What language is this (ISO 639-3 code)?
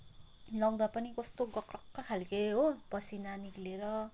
nep